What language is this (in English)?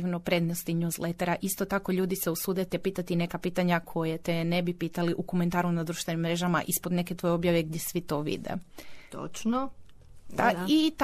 Croatian